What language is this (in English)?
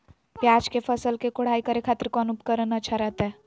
Magahi